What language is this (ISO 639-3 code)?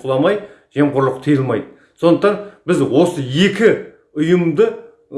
tur